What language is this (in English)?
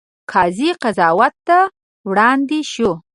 Pashto